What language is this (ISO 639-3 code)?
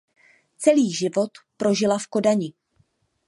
ces